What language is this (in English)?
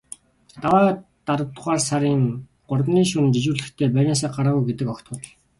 Mongolian